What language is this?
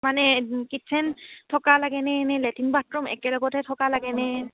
Assamese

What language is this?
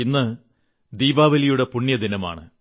Malayalam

